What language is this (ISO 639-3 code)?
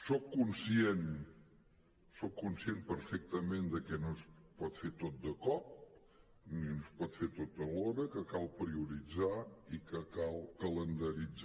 cat